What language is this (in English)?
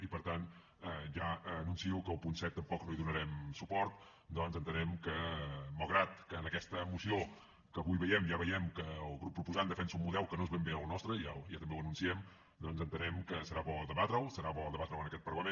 Catalan